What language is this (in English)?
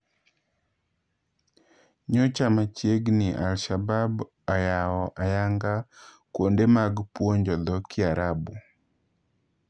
Luo (Kenya and Tanzania)